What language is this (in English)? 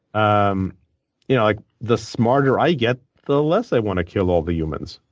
English